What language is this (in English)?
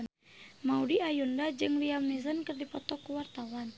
Sundanese